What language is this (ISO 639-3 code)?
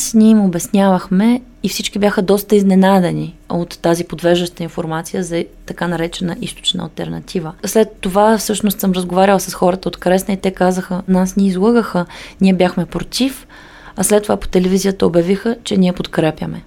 bul